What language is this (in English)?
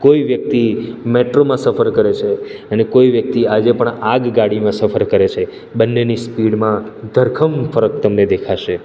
Gujarati